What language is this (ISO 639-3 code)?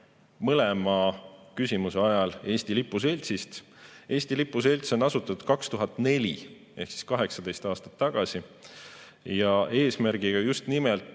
est